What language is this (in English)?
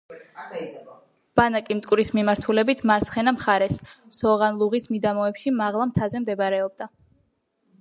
Georgian